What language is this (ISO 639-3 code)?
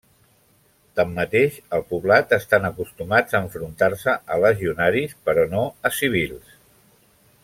cat